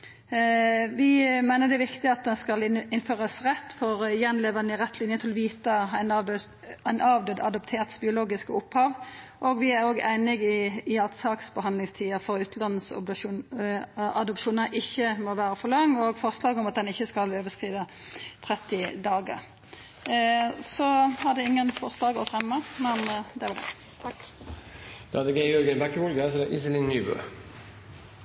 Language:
Norwegian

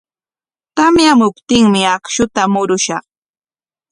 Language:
Corongo Ancash Quechua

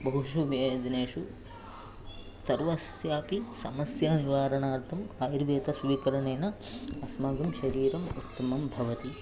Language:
Sanskrit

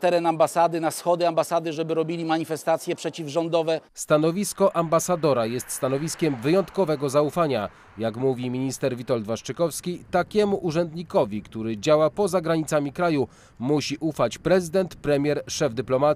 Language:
Polish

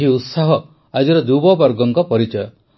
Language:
Odia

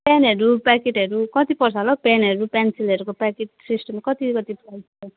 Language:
Nepali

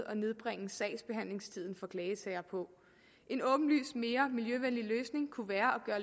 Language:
Danish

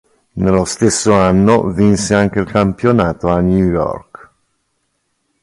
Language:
Italian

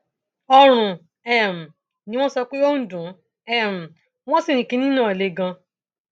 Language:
Yoruba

